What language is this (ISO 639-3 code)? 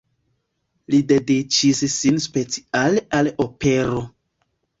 epo